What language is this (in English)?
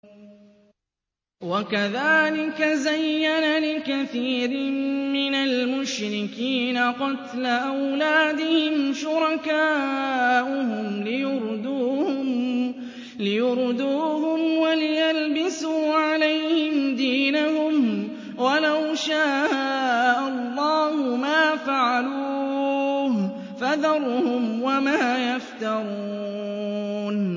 Arabic